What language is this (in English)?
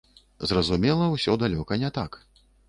Belarusian